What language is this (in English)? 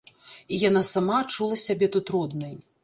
Belarusian